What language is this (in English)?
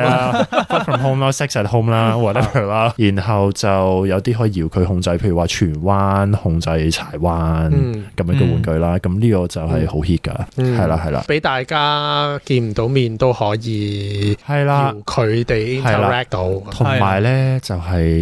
Chinese